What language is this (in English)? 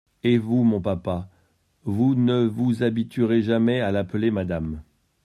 French